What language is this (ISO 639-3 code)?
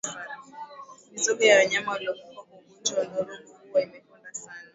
swa